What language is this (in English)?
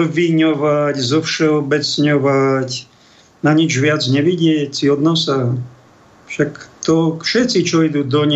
Slovak